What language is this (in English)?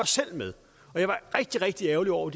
Danish